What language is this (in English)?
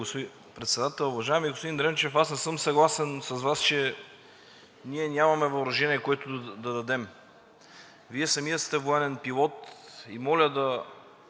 Bulgarian